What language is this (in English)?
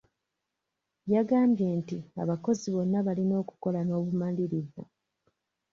Ganda